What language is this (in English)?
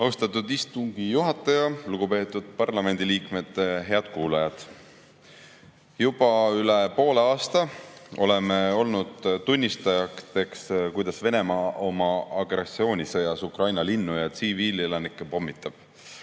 Estonian